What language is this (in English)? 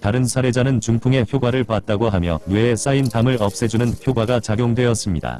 Korean